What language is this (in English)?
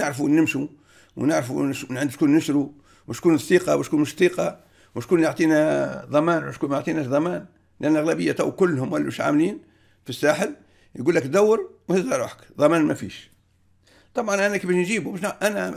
Arabic